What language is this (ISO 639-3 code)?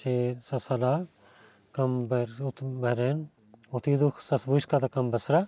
bul